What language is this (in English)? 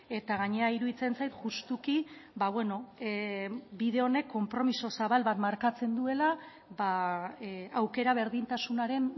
Basque